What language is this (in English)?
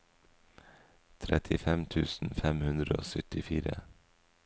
Norwegian